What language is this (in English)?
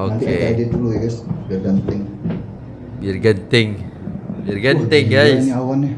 Indonesian